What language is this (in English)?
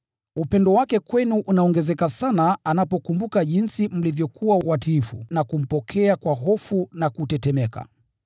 Swahili